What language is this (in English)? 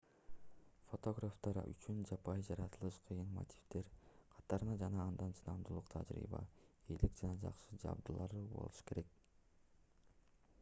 Kyrgyz